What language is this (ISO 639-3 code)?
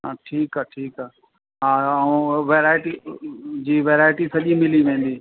snd